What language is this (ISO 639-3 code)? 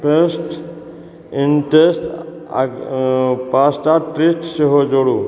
mai